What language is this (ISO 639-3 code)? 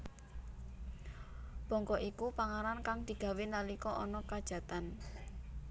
jav